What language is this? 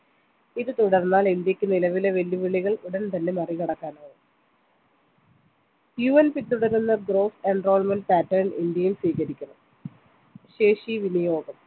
Malayalam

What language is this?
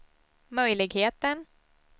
Swedish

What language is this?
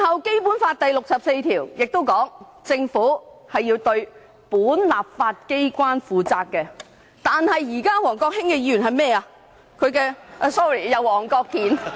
Cantonese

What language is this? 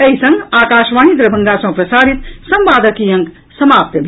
Maithili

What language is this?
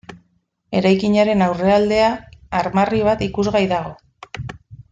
Basque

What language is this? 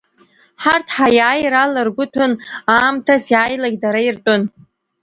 Abkhazian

